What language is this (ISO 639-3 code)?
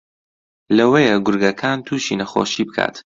ckb